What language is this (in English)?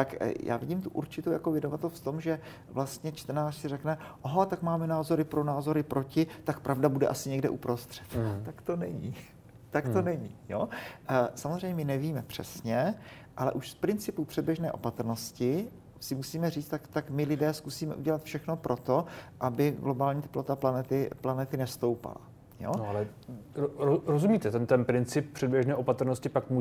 Czech